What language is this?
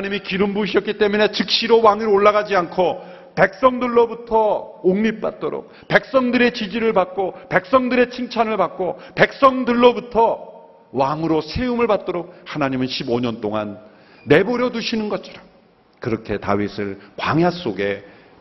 Korean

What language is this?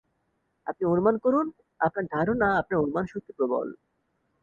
Bangla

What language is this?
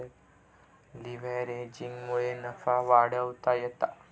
Marathi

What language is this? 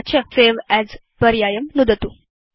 Sanskrit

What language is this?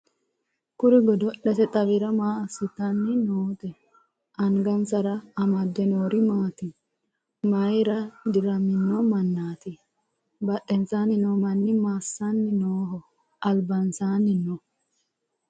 Sidamo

